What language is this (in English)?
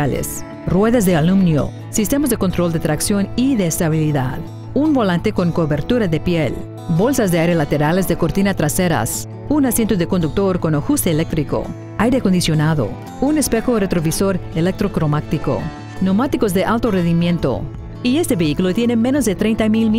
Spanish